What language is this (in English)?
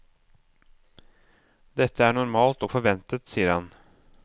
Norwegian